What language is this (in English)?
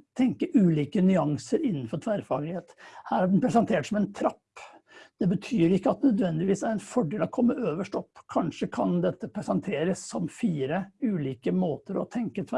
Norwegian